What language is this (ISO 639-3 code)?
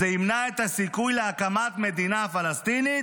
heb